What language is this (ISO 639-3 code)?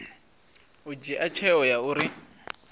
ven